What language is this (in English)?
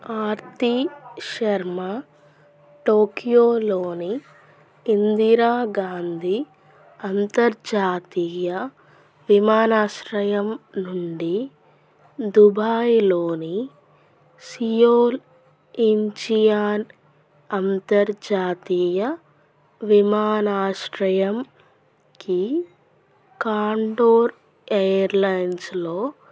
Telugu